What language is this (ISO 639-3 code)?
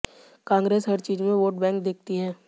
hin